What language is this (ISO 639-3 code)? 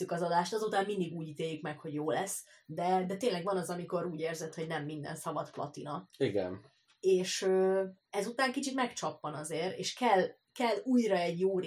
hun